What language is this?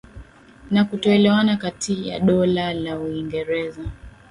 Swahili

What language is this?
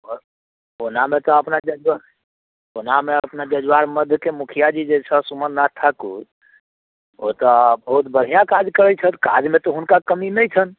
Maithili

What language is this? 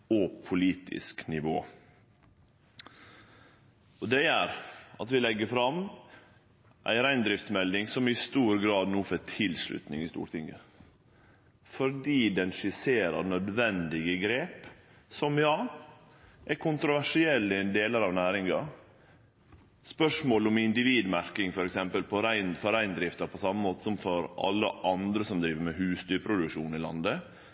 Norwegian Nynorsk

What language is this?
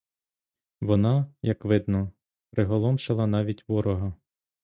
Ukrainian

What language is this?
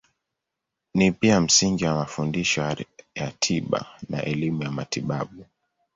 Swahili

